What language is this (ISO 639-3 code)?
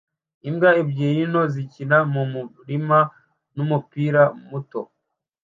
kin